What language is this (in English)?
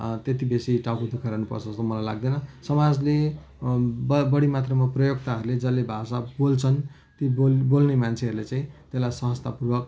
Nepali